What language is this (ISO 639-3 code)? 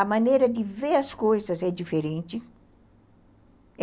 por